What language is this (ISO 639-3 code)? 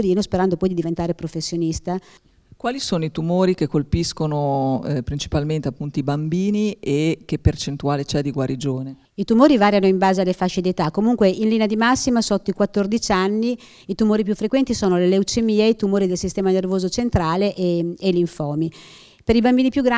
ita